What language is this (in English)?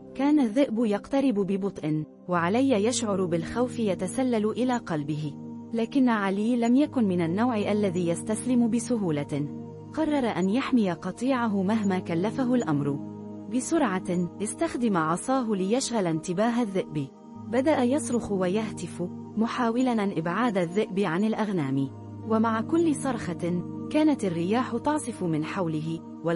Arabic